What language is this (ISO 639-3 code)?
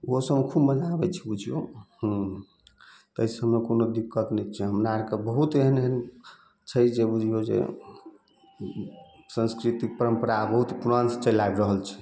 mai